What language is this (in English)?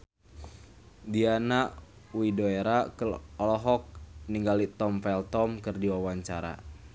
Sundanese